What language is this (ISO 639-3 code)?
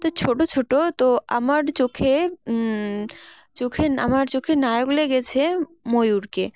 ben